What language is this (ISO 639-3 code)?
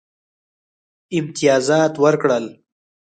pus